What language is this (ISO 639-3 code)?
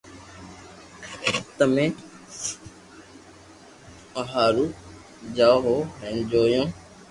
lrk